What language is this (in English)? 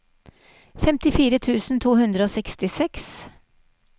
Norwegian